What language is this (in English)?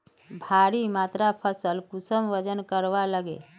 Magahi